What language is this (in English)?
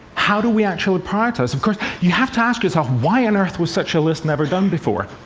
English